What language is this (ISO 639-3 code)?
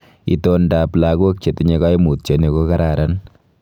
kln